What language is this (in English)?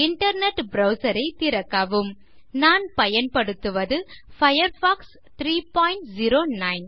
Tamil